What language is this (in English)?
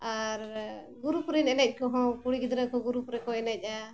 Santali